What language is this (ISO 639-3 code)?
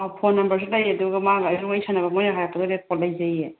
mni